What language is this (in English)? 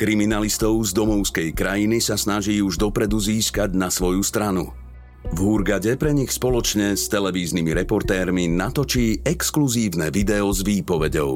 Slovak